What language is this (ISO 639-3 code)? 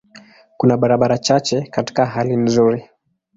swa